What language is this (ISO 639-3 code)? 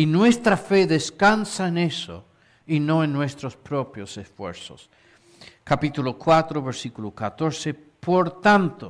spa